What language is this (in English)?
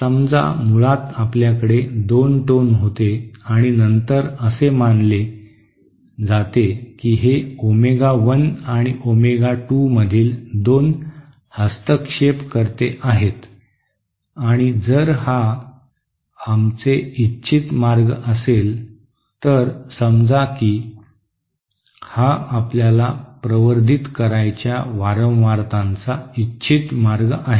Marathi